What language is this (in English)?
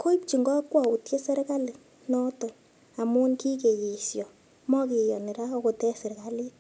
Kalenjin